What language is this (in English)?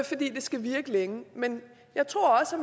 Danish